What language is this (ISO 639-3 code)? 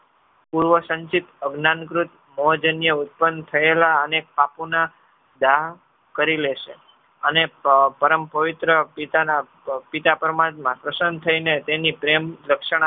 guj